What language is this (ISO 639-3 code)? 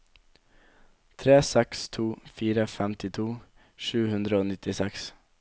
nor